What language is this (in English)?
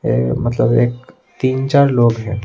Hindi